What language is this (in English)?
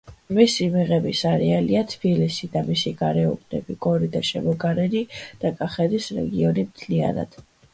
Georgian